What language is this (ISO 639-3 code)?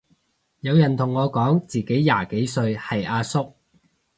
yue